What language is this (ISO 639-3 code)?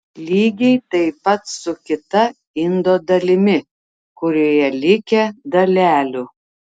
lit